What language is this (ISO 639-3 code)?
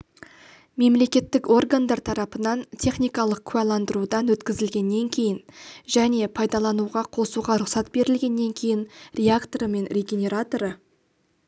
kaz